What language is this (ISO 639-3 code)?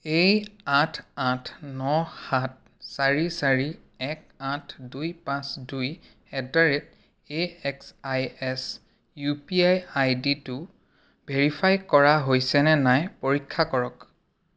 asm